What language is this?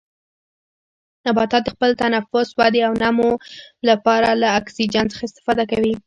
Pashto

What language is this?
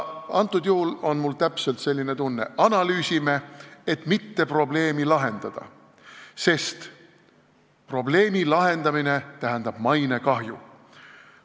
Estonian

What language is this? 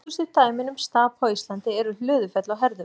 Icelandic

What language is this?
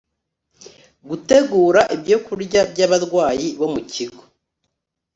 Kinyarwanda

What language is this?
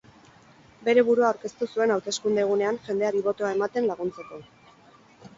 Basque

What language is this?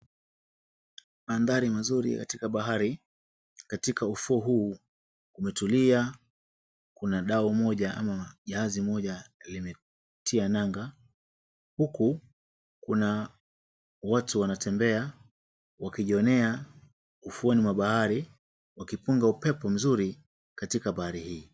Swahili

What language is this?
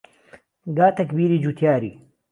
Central Kurdish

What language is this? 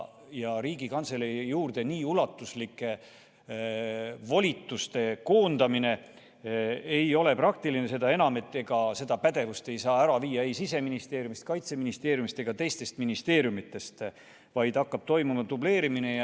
Estonian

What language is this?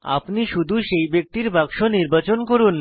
Bangla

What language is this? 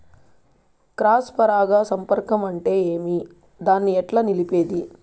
Telugu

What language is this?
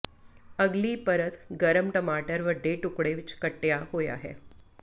Punjabi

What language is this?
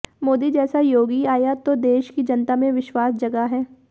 Hindi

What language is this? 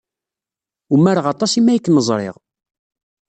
Kabyle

